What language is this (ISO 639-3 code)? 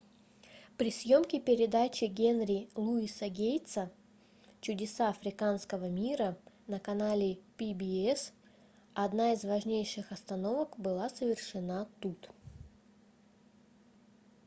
rus